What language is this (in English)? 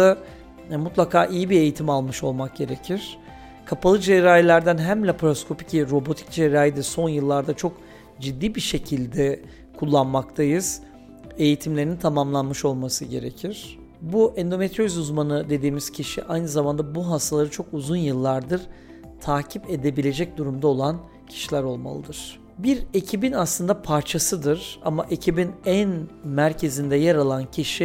Turkish